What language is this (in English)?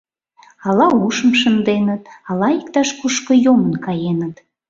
Mari